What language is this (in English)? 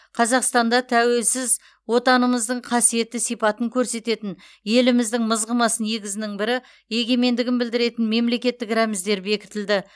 Kazakh